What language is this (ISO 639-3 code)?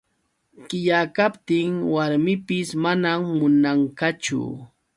qux